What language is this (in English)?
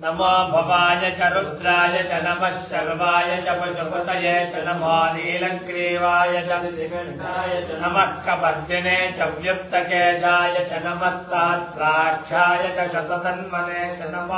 Kannada